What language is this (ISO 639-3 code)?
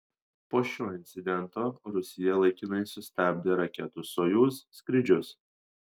lit